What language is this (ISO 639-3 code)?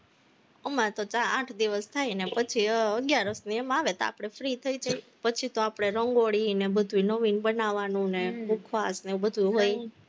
guj